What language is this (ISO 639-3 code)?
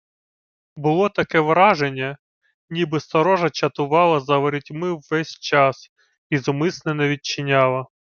ukr